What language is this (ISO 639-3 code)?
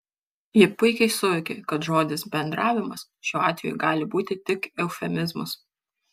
lit